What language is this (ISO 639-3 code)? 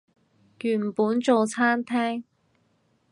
yue